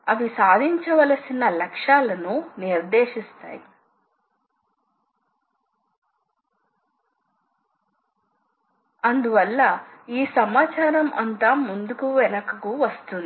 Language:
Telugu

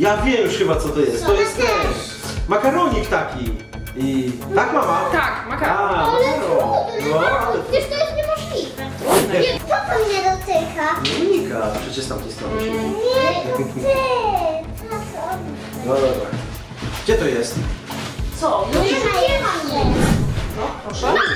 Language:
Polish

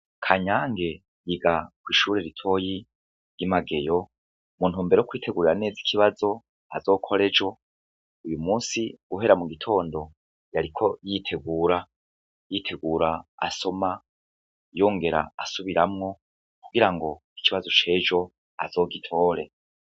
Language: Rundi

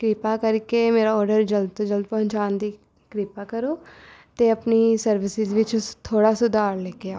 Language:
Punjabi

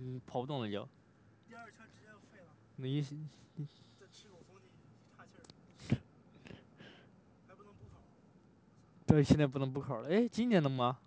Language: Chinese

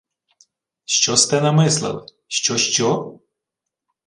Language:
Ukrainian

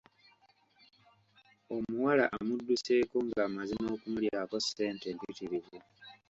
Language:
Ganda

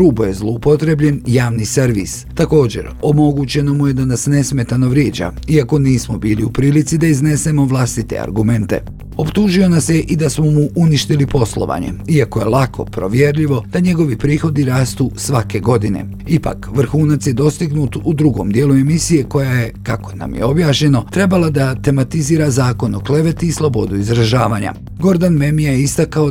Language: Croatian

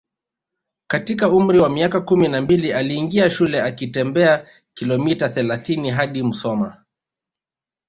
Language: Swahili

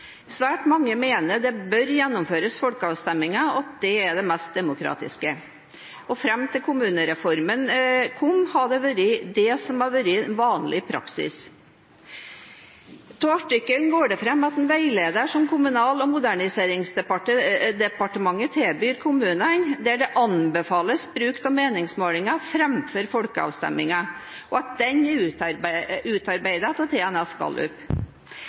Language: Norwegian Bokmål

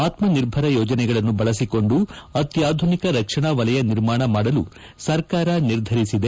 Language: Kannada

